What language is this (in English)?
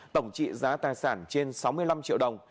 Vietnamese